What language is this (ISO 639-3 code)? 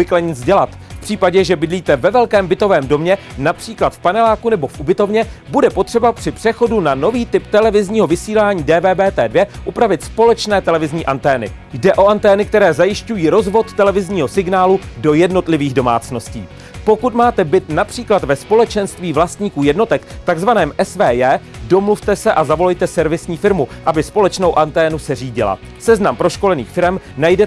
ces